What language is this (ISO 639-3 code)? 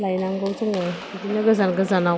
brx